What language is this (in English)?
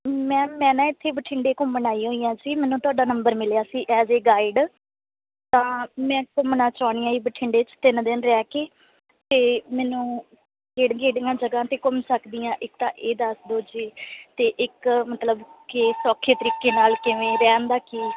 Punjabi